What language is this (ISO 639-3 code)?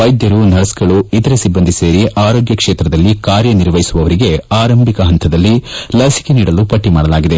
kan